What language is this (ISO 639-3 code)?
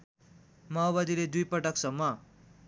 nep